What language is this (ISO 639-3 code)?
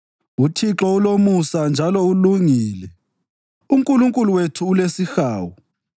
nde